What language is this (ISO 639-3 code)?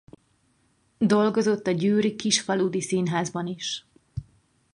hun